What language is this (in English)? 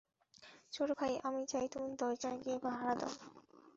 Bangla